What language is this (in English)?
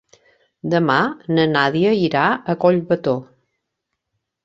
Catalan